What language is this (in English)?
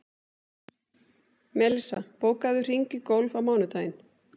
Icelandic